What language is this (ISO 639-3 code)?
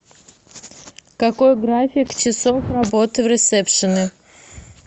rus